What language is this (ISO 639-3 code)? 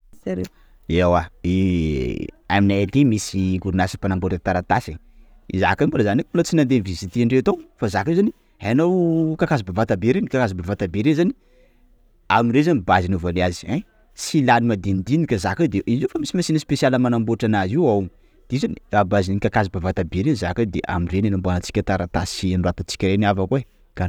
skg